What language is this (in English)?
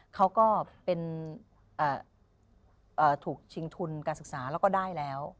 Thai